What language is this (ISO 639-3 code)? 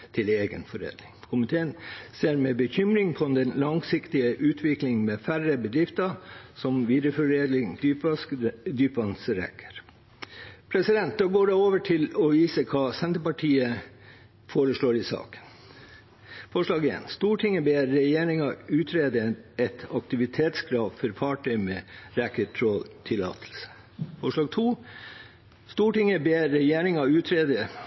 nob